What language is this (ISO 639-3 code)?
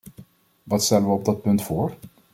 nld